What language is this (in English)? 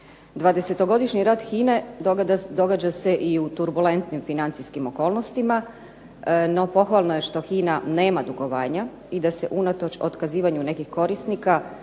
Croatian